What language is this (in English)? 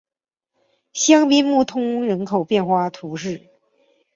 Chinese